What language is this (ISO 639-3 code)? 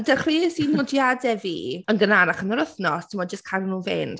cym